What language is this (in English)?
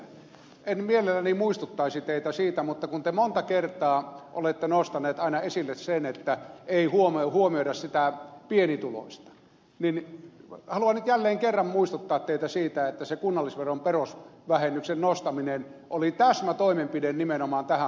Finnish